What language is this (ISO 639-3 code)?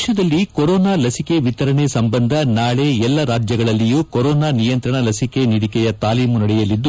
kan